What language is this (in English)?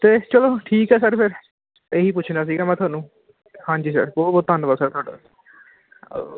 Punjabi